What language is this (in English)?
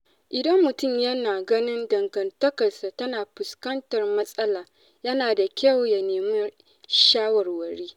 Hausa